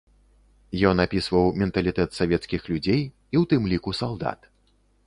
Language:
Belarusian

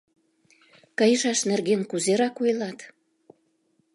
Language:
Mari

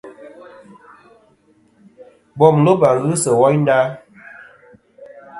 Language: Kom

